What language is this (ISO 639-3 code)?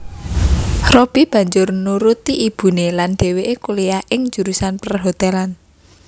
jav